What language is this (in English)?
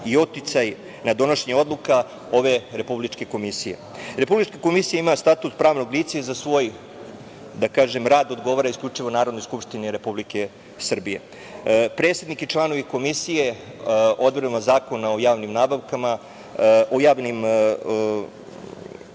Serbian